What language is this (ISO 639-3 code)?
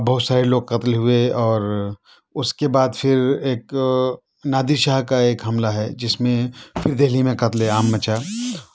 urd